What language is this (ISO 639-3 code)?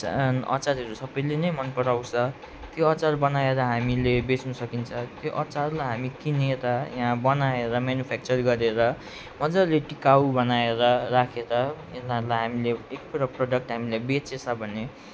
nep